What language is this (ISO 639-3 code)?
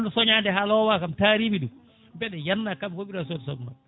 ful